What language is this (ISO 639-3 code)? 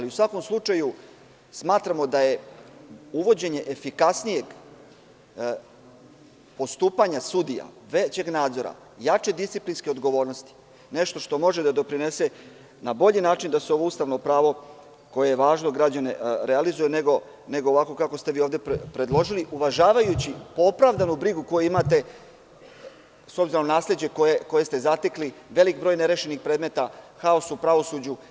srp